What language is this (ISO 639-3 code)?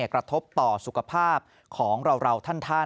tha